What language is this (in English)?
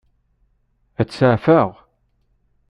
Kabyle